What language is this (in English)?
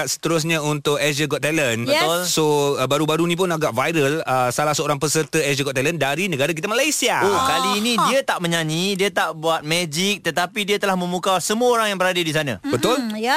Malay